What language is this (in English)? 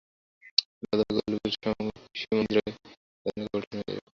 Bangla